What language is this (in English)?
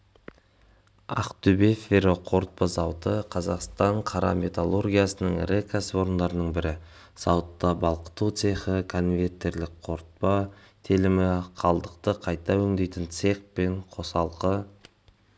Kazakh